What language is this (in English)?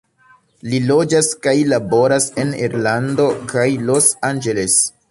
Esperanto